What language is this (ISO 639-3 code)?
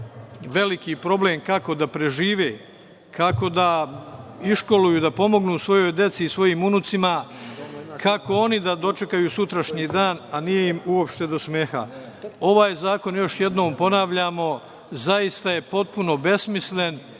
srp